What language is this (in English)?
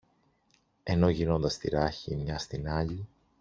Greek